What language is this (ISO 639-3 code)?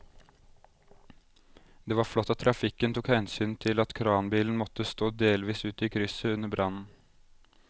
nor